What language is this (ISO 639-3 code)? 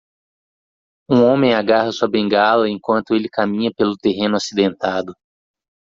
por